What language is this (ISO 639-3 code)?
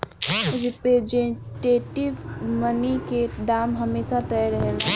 bho